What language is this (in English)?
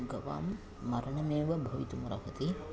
Sanskrit